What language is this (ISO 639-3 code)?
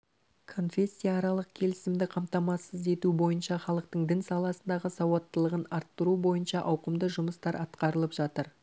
kaz